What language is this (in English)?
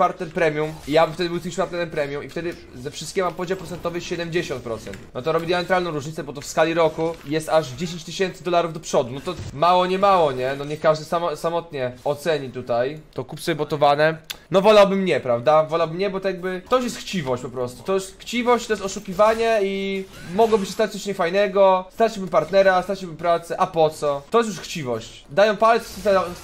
Polish